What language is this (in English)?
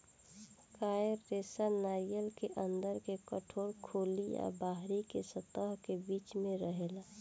Bhojpuri